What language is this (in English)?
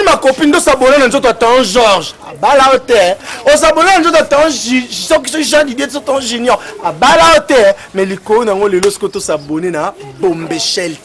French